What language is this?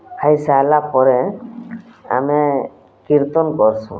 Odia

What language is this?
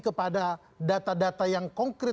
Indonesian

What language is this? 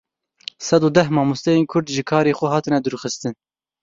Kurdish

